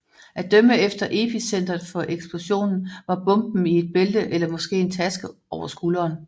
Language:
Danish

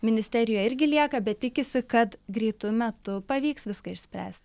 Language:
Lithuanian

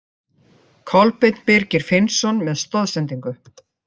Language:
Icelandic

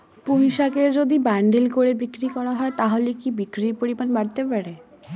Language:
Bangla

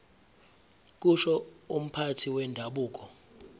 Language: Zulu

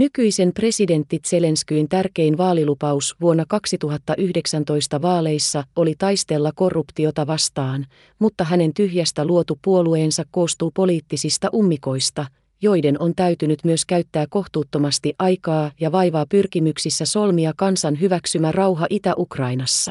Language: Finnish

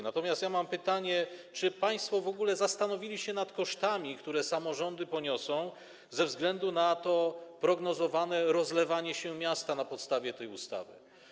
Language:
Polish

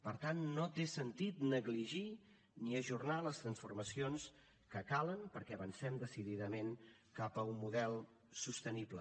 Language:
Catalan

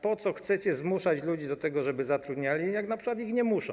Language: Polish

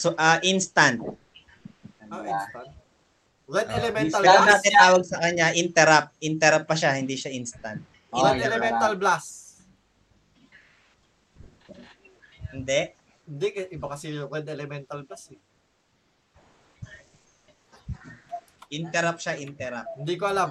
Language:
Filipino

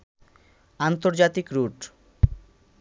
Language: Bangla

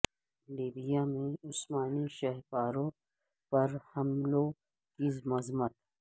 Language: Urdu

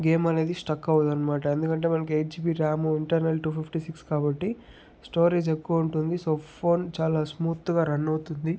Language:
Telugu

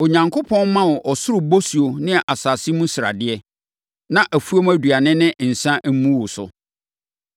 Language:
Akan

